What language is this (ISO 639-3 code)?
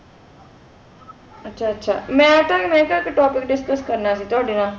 pan